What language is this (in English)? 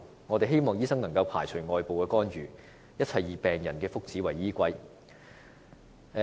Cantonese